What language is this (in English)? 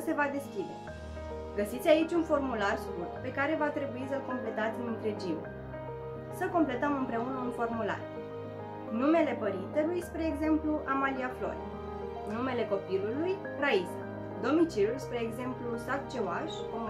Romanian